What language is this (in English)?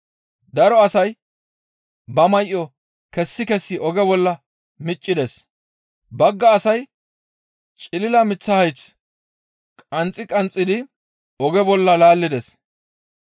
Gamo